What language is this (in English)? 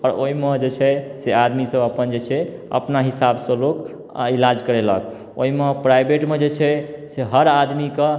Maithili